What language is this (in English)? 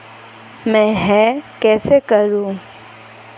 Hindi